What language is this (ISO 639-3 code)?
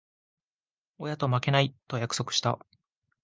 jpn